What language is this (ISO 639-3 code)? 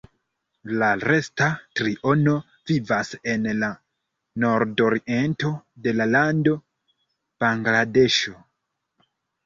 epo